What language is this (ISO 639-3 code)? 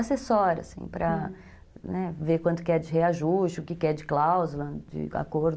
por